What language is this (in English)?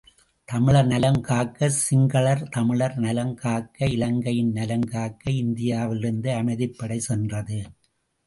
Tamil